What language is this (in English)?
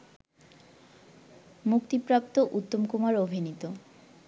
Bangla